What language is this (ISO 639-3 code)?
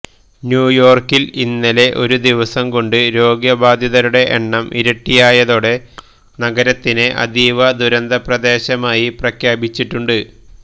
mal